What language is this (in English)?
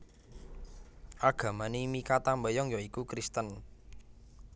Javanese